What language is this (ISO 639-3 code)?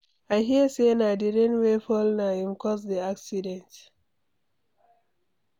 pcm